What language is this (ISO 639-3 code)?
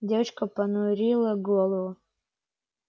rus